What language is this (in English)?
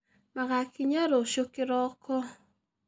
Kikuyu